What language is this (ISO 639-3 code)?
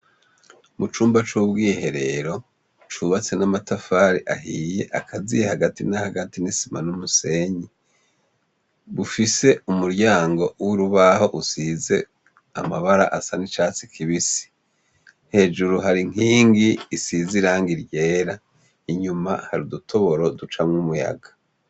run